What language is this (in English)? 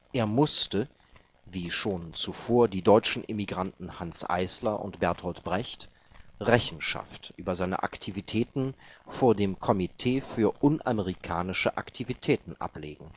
German